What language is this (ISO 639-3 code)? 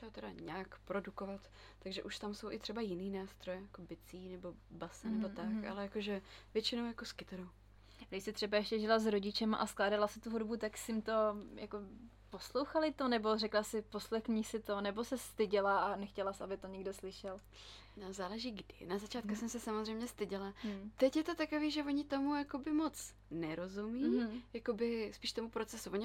ces